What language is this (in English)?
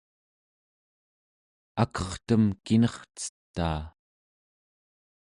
Central Yupik